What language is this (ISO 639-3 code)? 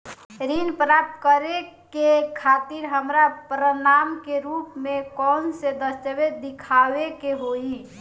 bho